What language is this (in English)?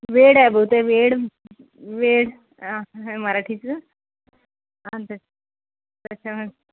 Marathi